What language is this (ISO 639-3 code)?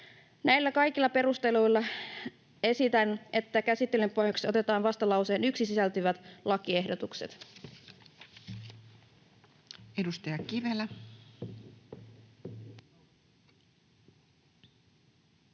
fin